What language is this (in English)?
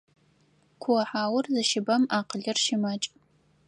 Adyghe